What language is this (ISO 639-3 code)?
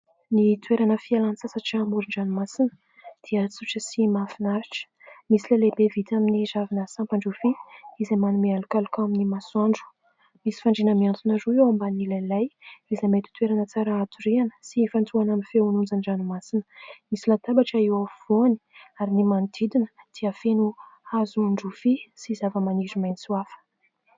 mlg